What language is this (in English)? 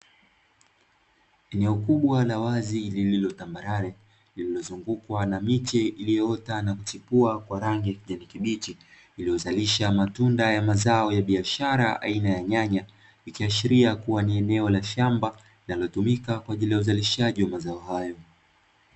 Swahili